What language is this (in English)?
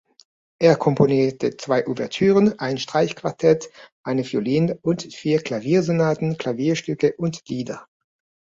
German